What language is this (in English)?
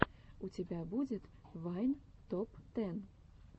Russian